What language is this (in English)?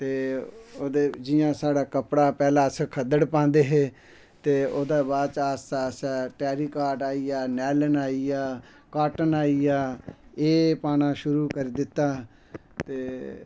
Dogri